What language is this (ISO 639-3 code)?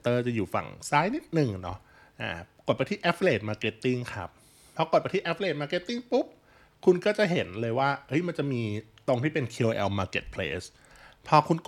tha